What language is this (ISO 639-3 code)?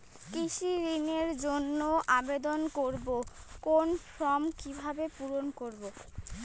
ben